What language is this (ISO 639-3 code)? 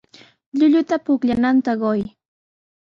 qws